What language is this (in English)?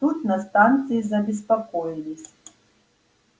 Russian